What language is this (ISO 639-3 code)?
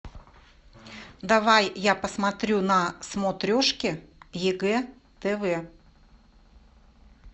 rus